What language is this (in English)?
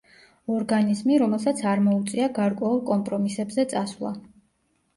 Georgian